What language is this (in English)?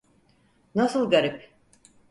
Turkish